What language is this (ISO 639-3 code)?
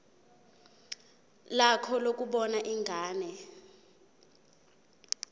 zul